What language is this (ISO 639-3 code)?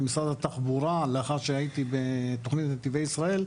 heb